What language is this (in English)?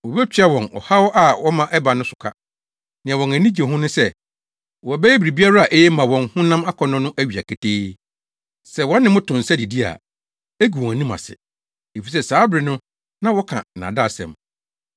Akan